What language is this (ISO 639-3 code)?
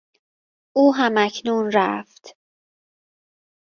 fas